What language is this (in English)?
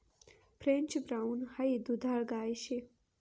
Marathi